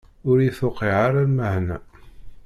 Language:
Kabyle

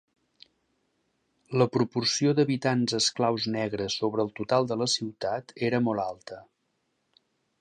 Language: Catalan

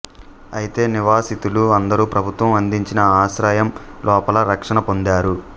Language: Telugu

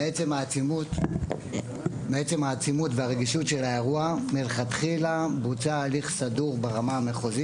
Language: Hebrew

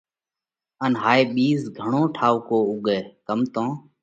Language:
Parkari Koli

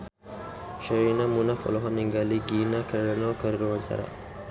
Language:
Sundanese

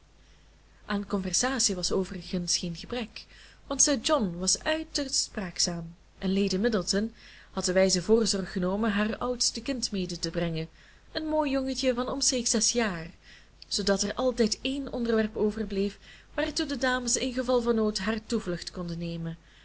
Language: Dutch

